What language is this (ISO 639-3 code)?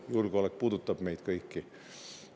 est